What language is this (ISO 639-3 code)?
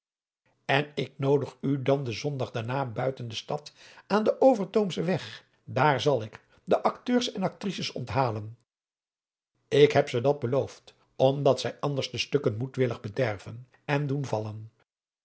nld